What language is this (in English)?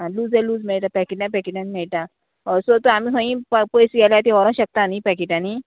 Konkani